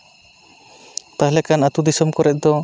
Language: Santali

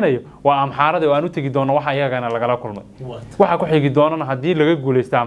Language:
Arabic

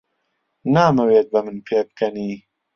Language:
Central Kurdish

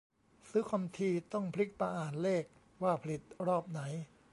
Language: Thai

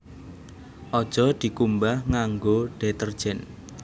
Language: Javanese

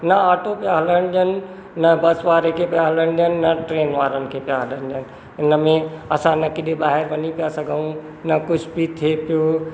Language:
Sindhi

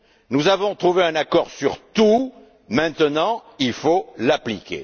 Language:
French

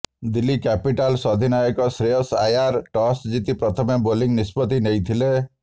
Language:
Odia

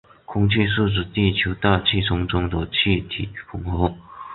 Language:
Chinese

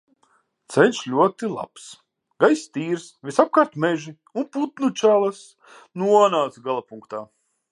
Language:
Latvian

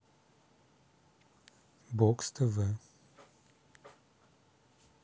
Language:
Russian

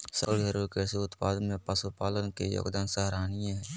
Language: Magahi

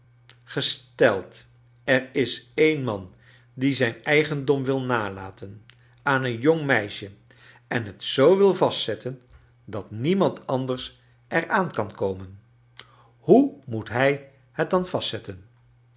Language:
Dutch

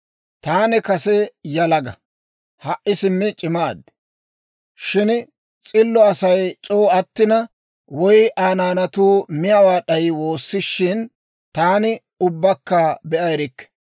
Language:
Dawro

